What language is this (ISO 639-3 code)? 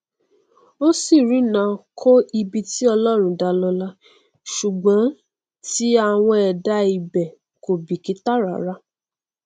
yor